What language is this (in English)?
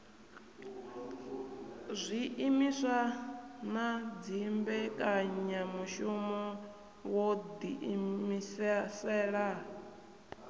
Venda